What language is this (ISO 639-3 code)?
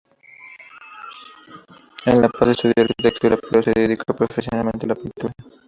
spa